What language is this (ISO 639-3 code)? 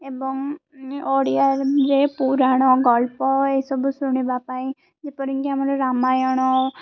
ori